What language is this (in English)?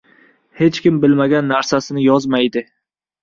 Uzbek